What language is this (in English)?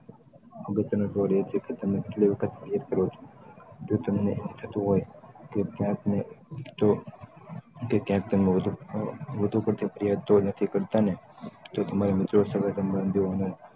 Gujarati